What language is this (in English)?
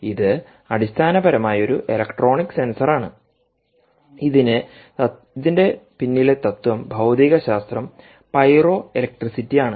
Malayalam